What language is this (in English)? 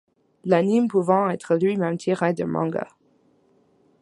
French